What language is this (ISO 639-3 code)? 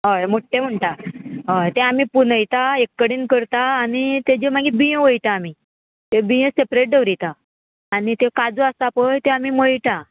kok